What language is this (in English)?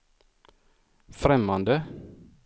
Swedish